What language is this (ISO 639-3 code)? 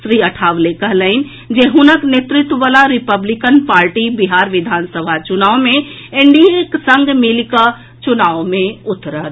mai